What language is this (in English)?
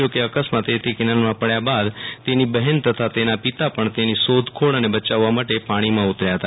Gujarati